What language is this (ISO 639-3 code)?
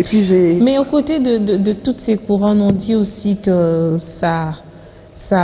fra